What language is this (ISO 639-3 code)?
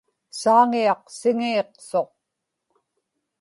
ipk